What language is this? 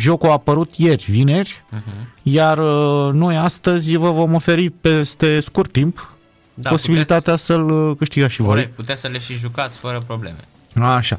Romanian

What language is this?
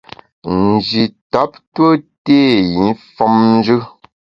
Bamun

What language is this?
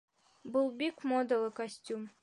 Bashkir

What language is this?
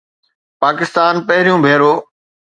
Sindhi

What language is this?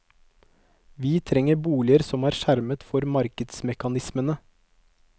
Norwegian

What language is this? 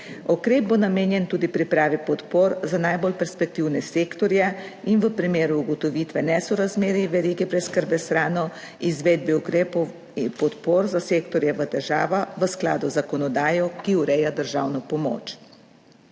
Slovenian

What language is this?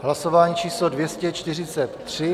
Czech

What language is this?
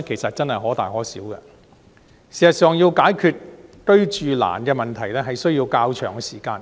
Cantonese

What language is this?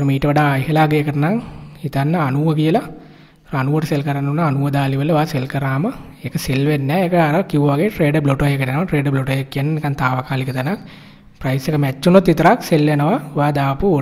Indonesian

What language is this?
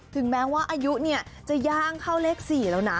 Thai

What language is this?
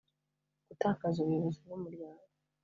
Kinyarwanda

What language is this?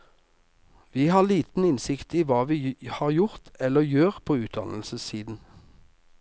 Norwegian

